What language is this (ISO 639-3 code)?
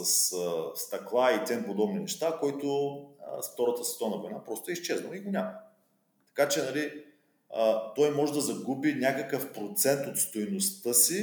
bul